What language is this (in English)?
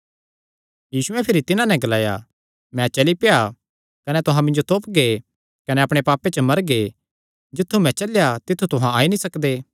Kangri